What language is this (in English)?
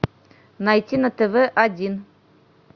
Russian